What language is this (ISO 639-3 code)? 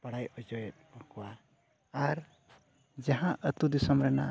sat